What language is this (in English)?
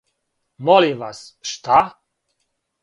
Serbian